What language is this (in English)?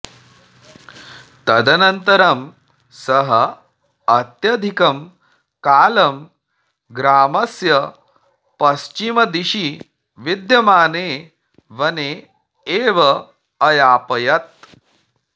Sanskrit